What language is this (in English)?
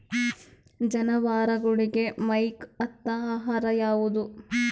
Kannada